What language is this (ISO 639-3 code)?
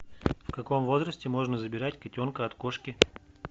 rus